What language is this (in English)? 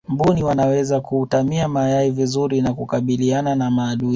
Swahili